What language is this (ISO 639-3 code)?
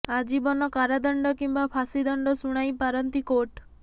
ori